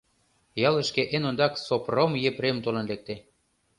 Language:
Mari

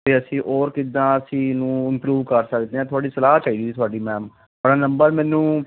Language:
Punjabi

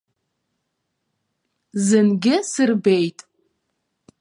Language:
Abkhazian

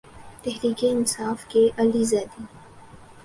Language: Urdu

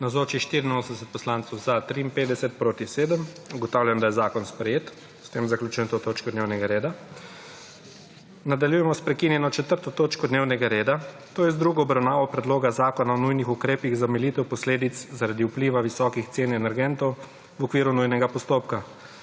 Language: Slovenian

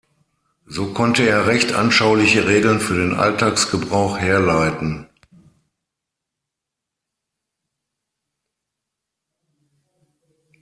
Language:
German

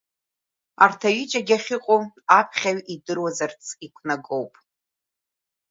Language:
Abkhazian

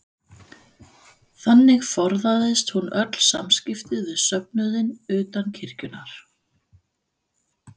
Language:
Icelandic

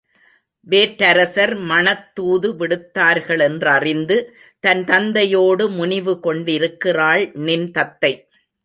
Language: Tamil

